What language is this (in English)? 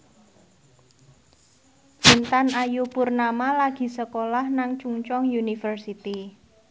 Javanese